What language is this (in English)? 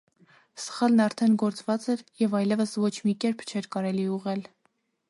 Armenian